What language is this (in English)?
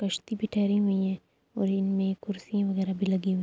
Urdu